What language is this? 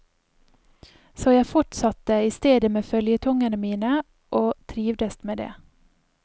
Norwegian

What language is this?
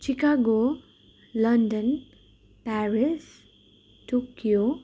Nepali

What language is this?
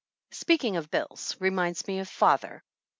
English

